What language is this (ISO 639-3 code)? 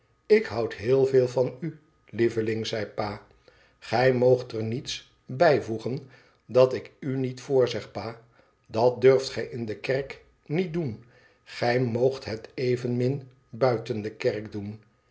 nld